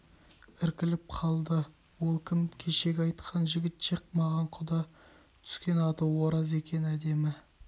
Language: Kazakh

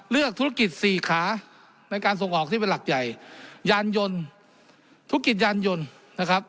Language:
Thai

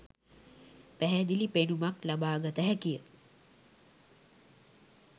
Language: Sinhala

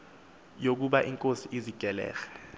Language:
Xhosa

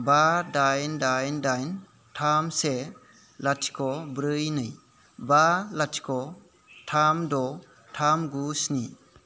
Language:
Bodo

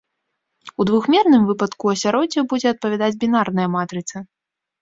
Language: Belarusian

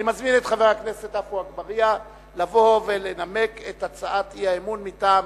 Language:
Hebrew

